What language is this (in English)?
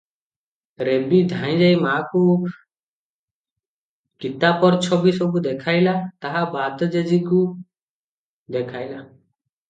Odia